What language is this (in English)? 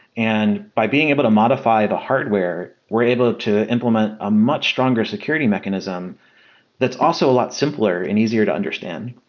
English